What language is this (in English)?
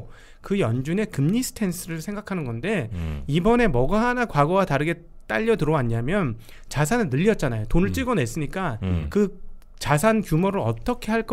Korean